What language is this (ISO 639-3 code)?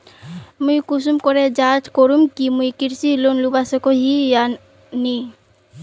mag